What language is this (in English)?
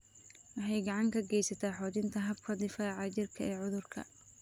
Somali